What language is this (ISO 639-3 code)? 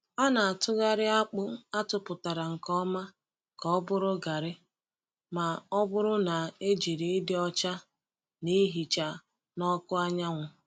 ibo